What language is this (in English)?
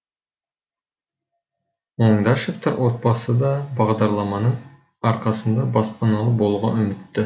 Kazakh